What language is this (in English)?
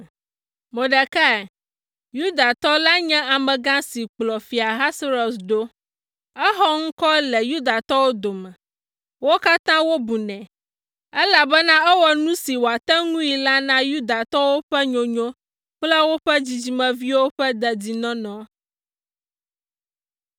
Ewe